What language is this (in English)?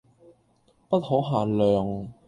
Cantonese